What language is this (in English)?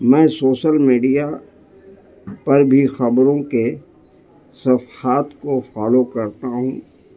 Urdu